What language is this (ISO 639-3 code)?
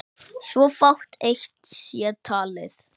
isl